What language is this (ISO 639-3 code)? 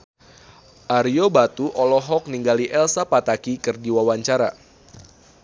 sun